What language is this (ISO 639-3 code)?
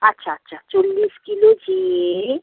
ben